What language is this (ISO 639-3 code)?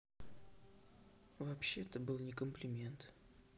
rus